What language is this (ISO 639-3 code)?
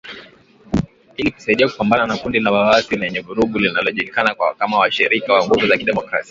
swa